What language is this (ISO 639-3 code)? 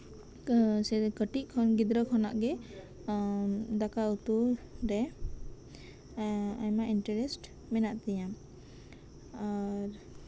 sat